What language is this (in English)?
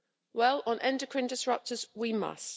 English